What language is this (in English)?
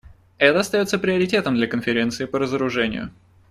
Russian